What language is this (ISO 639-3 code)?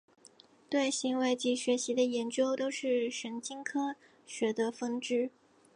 zho